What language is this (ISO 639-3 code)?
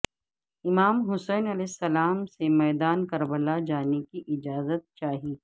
urd